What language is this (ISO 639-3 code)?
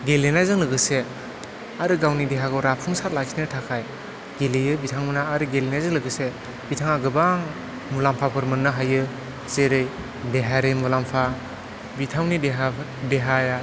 brx